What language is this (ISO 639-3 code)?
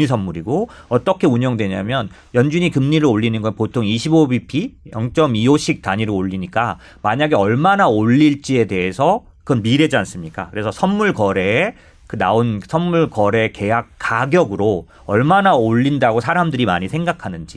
kor